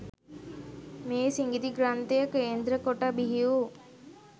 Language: Sinhala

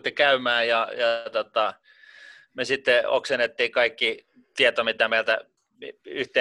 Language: Finnish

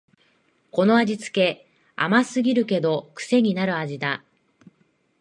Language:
Japanese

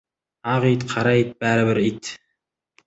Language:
Kazakh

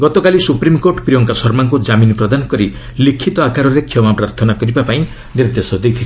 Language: Odia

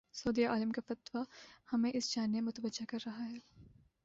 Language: Urdu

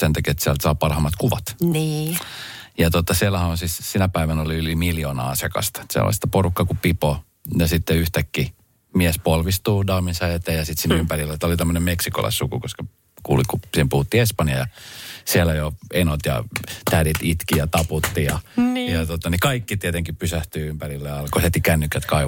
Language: Finnish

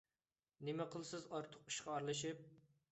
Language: Uyghur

